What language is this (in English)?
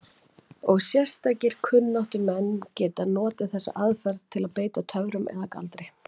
Icelandic